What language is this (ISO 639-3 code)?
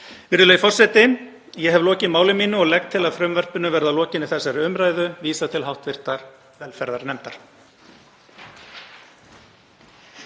isl